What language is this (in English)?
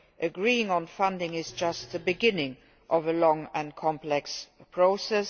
English